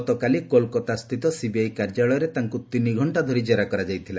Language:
Odia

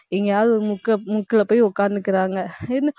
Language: Tamil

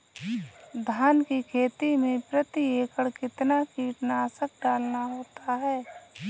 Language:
Hindi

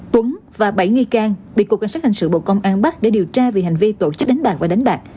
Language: Vietnamese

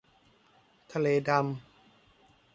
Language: Thai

